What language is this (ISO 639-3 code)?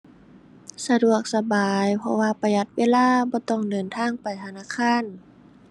tha